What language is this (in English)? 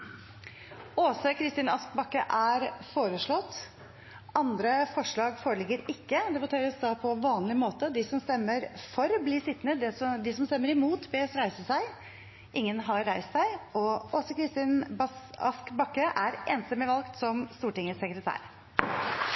Norwegian